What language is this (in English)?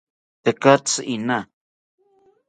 South Ucayali Ashéninka